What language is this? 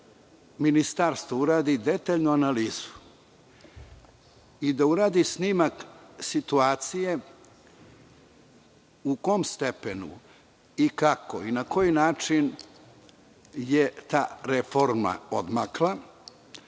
Serbian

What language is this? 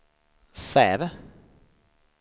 Swedish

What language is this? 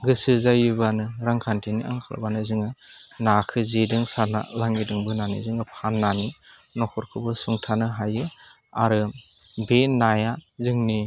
Bodo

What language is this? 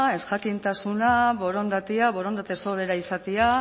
Basque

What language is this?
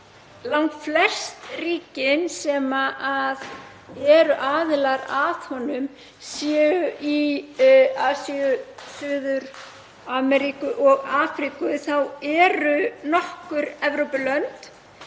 Icelandic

